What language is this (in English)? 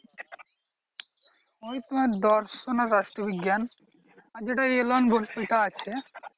Bangla